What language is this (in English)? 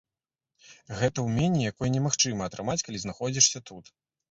Belarusian